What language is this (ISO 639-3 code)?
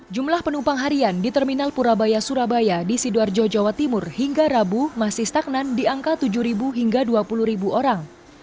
ind